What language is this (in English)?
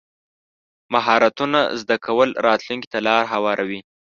Pashto